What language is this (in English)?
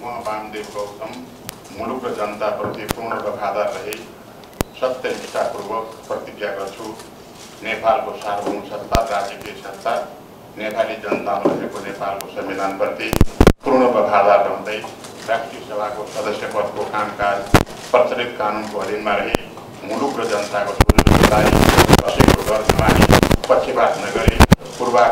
Romanian